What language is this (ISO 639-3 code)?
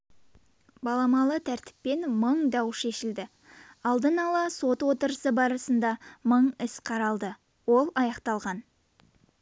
kaz